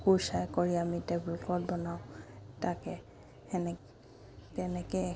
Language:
Assamese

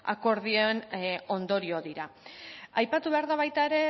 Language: Basque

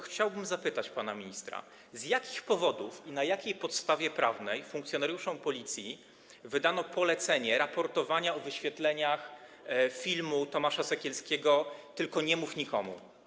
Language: Polish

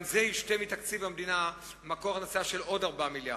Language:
Hebrew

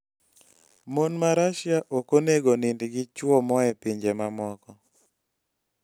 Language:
Luo (Kenya and Tanzania)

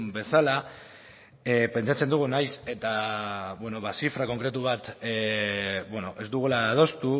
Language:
Basque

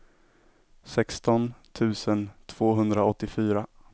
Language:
Swedish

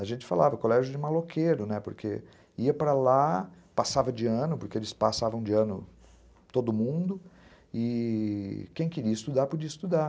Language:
Portuguese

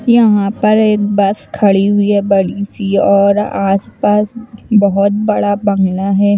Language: Hindi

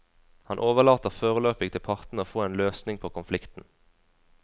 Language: Norwegian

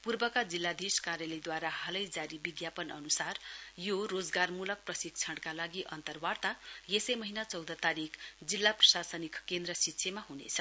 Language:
Nepali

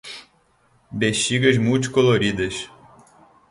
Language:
Portuguese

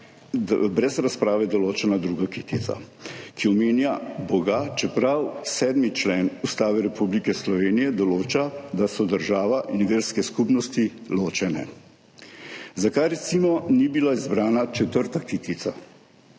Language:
Slovenian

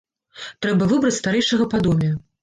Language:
Belarusian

